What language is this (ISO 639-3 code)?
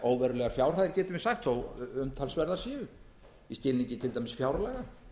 isl